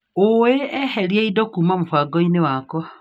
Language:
Kikuyu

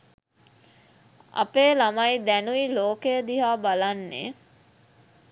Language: Sinhala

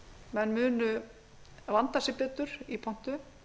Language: Icelandic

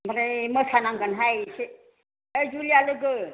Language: Bodo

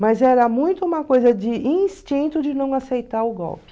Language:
Portuguese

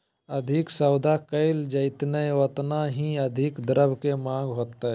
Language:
Magahi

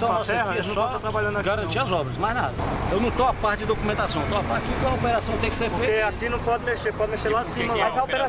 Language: Portuguese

